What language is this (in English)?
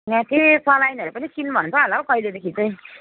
Nepali